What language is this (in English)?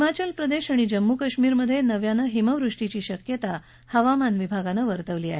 Marathi